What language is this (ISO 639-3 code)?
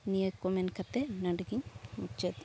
sat